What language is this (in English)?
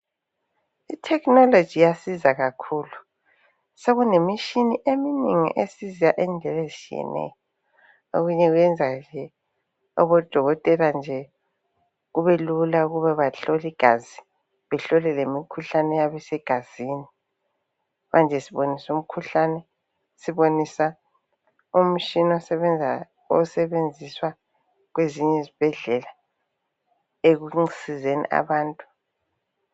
North Ndebele